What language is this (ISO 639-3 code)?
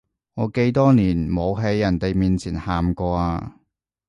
yue